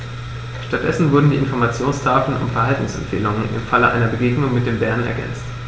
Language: German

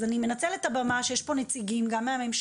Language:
Hebrew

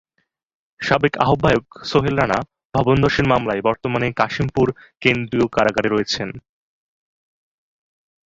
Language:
Bangla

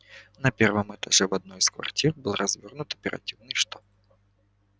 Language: Russian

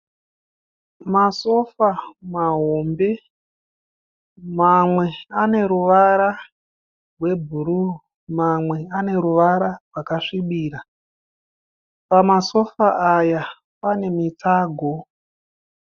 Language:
Shona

